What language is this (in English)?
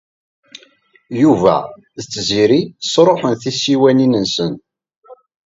Kabyle